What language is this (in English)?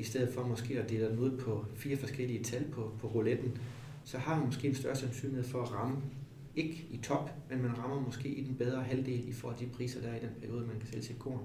Danish